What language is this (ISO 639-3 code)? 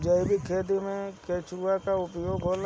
bho